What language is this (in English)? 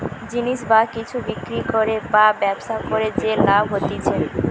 Bangla